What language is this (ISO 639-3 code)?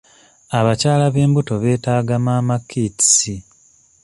lug